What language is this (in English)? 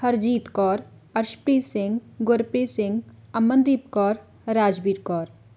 Punjabi